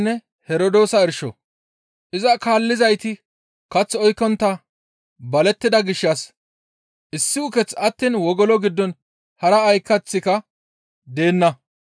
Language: Gamo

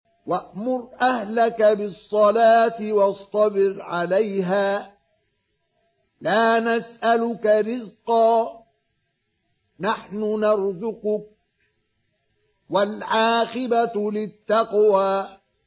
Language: Arabic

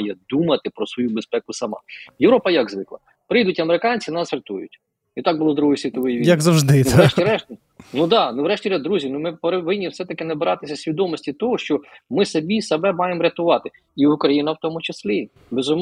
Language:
Ukrainian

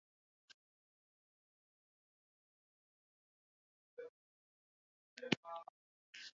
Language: Swahili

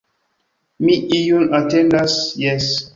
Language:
Esperanto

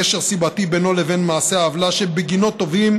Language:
Hebrew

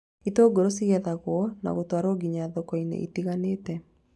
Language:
Kikuyu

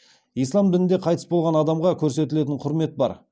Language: Kazakh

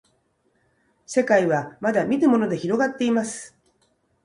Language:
Japanese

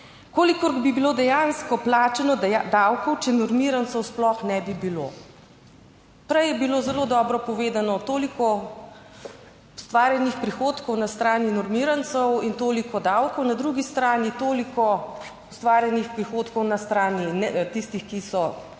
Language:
Slovenian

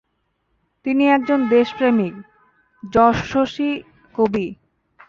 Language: Bangla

